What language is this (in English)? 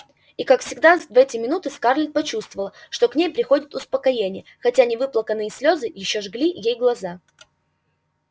Russian